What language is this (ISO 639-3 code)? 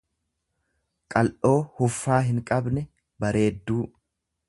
orm